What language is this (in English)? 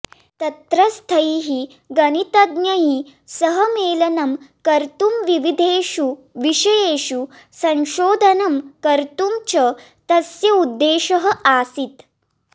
Sanskrit